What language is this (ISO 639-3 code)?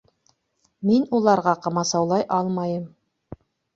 bak